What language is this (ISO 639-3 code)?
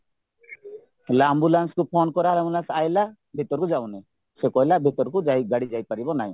ori